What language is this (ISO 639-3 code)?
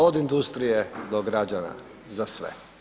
hrv